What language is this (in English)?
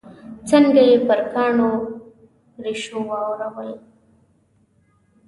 Pashto